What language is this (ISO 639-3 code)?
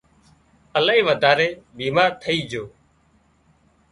kxp